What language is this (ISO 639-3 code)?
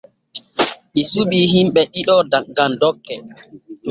fue